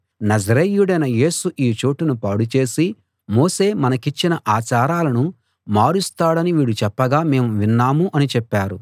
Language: Telugu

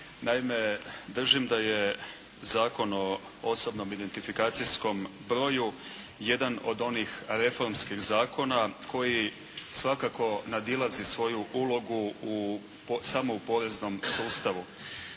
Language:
Croatian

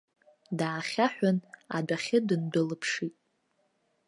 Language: Abkhazian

